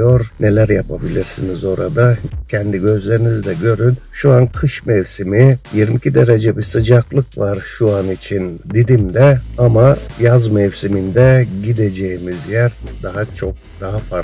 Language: Turkish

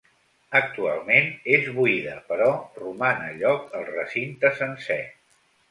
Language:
Catalan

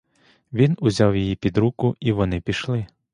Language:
Ukrainian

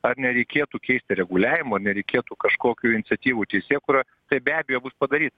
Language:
Lithuanian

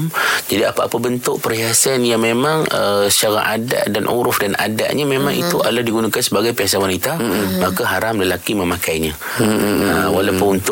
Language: Malay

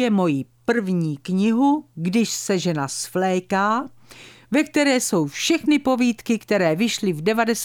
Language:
Czech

